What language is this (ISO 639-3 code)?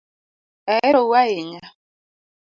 luo